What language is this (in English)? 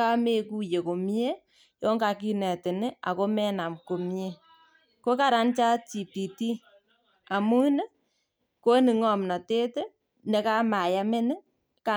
Kalenjin